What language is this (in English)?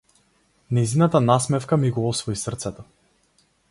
Macedonian